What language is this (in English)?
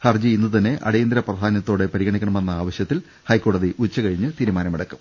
Malayalam